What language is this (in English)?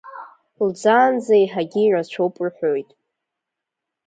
Abkhazian